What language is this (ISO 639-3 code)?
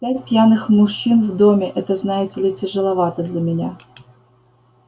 rus